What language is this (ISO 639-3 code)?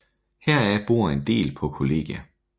dan